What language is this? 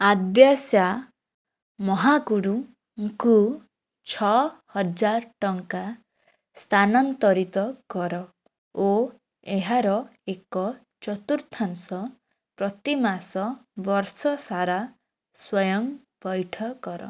Odia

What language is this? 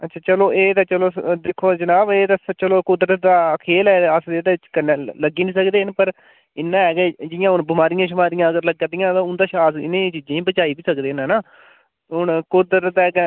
Dogri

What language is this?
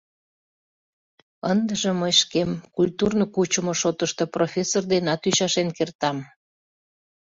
Mari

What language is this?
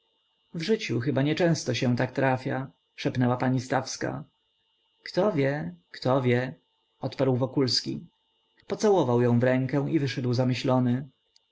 Polish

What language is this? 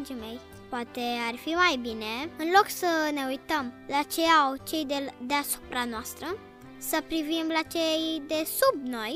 Romanian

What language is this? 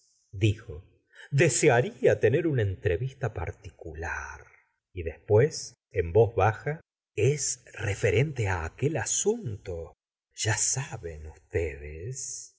Spanish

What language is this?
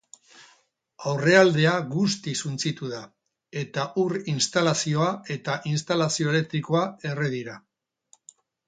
Basque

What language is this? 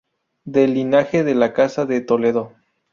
Spanish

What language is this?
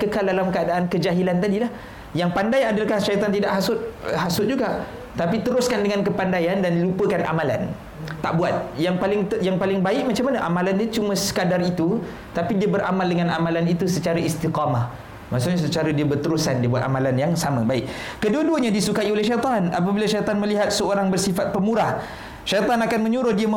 Malay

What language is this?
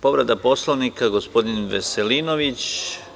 Serbian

